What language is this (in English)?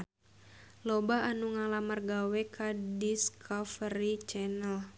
Sundanese